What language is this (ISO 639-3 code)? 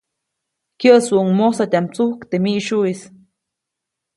zoc